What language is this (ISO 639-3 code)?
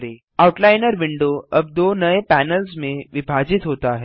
hin